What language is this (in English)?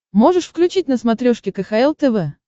Russian